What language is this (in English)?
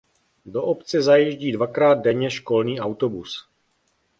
Czech